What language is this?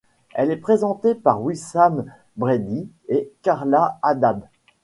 French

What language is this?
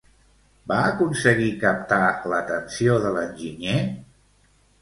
Catalan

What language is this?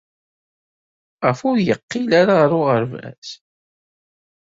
Kabyle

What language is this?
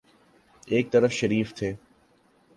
Urdu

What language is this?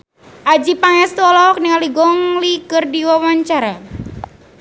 Sundanese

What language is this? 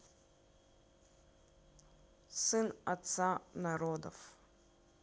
Russian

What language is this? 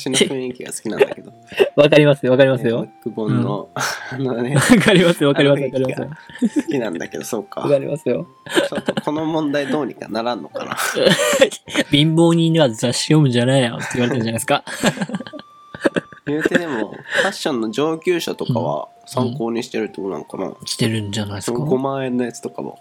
Japanese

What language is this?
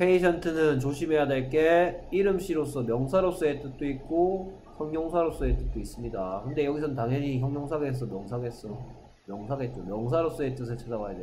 Korean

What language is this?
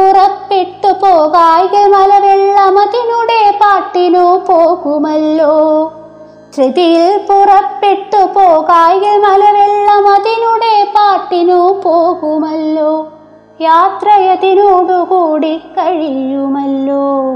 Malayalam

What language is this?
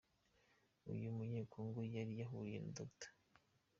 Kinyarwanda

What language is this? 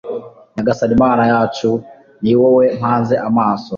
Kinyarwanda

